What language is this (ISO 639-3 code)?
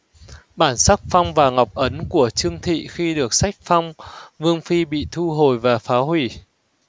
vie